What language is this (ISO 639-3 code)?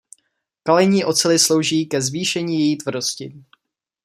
ces